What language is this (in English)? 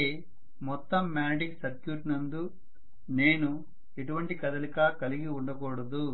Telugu